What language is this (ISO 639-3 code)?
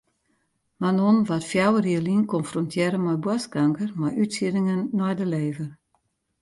fry